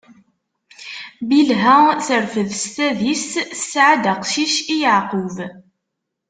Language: Kabyle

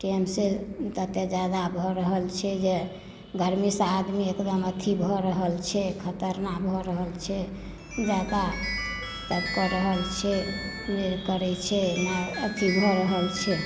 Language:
Maithili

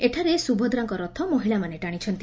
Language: Odia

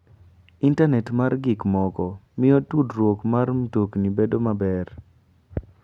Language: Luo (Kenya and Tanzania)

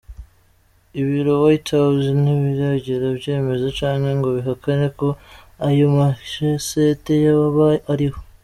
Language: Kinyarwanda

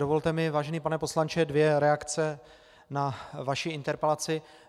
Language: Czech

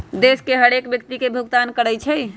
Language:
Magahi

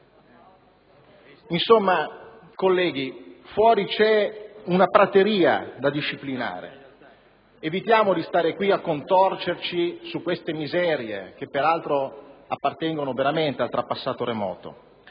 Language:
Italian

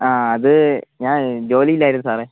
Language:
Malayalam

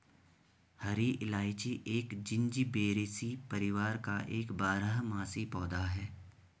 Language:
Hindi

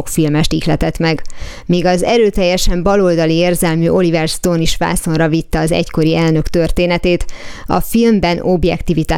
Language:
Hungarian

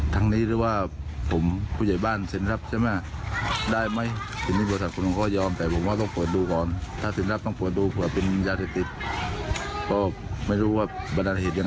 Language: Thai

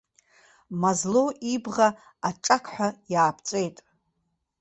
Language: Abkhazian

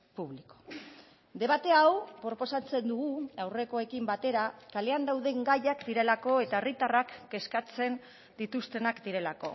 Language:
Basque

